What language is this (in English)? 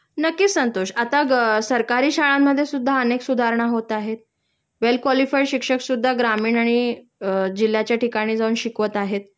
Marathi